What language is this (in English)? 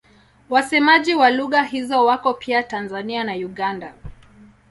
Swahili